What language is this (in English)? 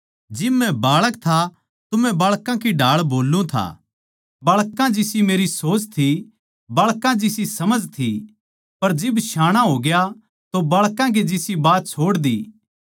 Haryanvi